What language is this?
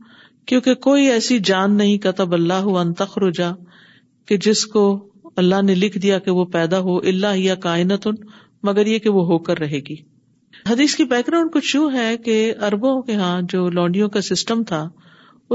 Urdu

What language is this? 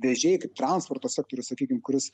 Lithuanian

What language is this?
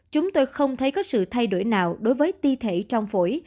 Vietnamese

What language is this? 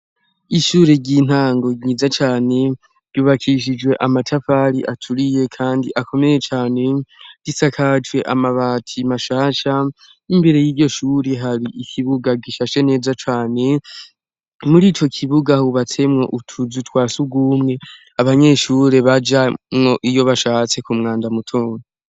Rundi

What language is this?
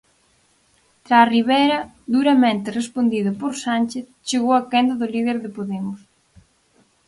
Galician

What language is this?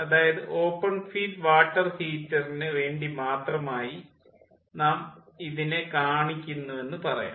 Malayalam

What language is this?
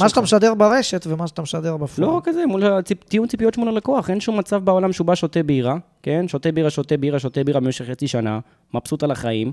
Hebrew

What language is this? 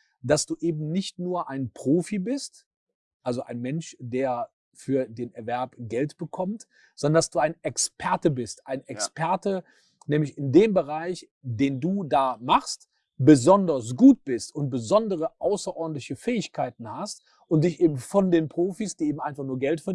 German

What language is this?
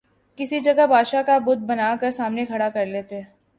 Urdu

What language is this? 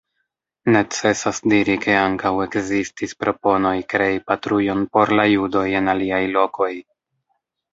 Esperanto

